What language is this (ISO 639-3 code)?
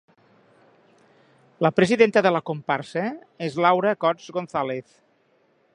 cat